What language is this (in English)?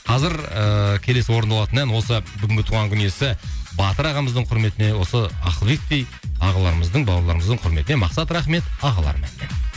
Kazakh